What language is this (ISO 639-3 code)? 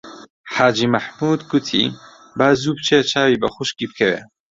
ckb